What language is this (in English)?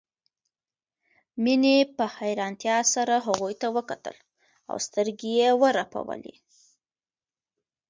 Pashto